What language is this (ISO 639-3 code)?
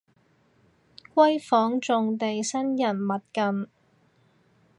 yue